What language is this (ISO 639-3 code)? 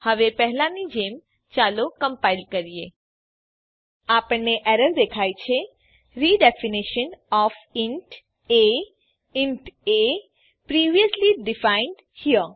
guj